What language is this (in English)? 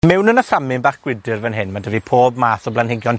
Welsh